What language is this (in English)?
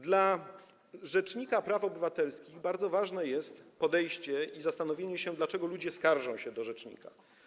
Polish